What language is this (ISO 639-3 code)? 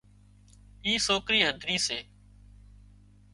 kxp